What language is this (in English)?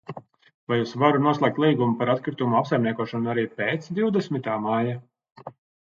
Latvian